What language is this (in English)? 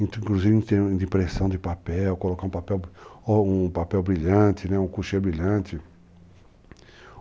Portuguese